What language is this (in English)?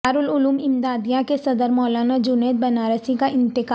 Urdu